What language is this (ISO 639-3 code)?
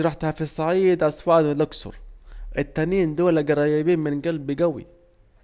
aec